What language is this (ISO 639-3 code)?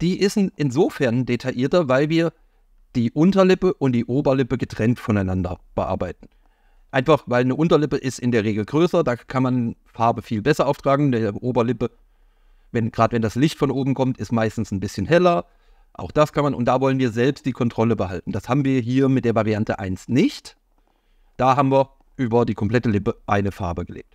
deu